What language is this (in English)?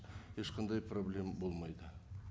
Kazakh